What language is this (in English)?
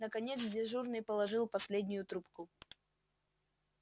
Russian